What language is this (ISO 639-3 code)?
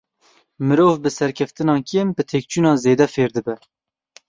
kur